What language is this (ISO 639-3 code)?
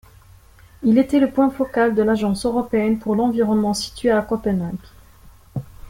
fra